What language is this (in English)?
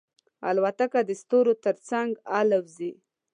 Pashto